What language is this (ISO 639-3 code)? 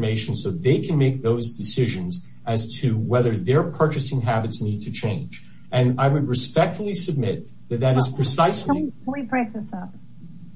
eng